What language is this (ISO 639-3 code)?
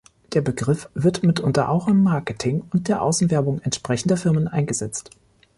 deu